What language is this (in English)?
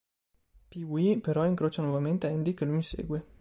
Italian